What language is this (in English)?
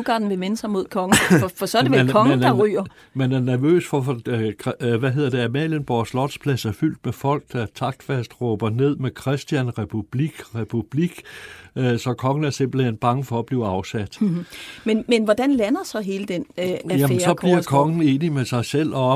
Danish